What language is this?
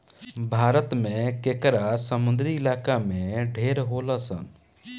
Bhojpuri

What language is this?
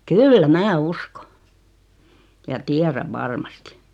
Finnish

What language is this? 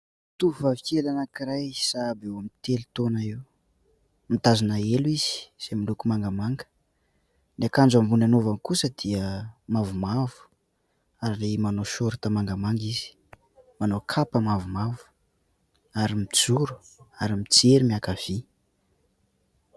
Malagasy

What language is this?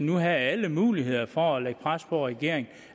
Danish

